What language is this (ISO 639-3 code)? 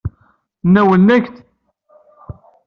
kab